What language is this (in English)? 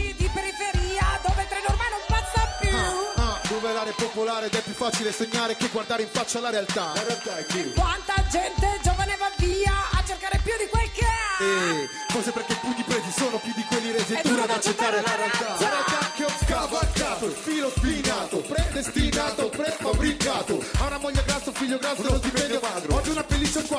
Italian